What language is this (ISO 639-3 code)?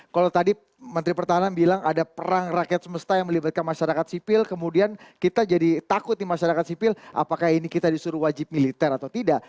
ind